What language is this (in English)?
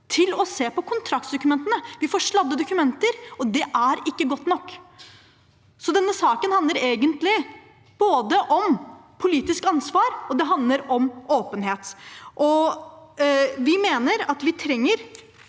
Norwegian